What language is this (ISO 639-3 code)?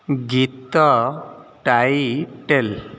ori